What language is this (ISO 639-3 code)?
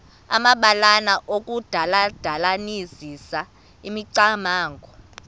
xho